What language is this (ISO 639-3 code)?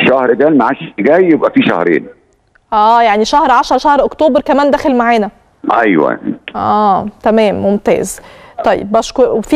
ara